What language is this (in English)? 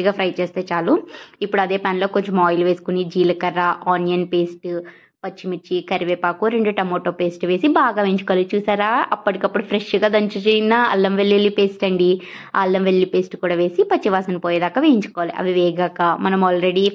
Telugu